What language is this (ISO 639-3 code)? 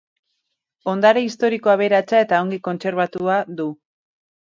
eus